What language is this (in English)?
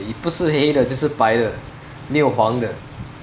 English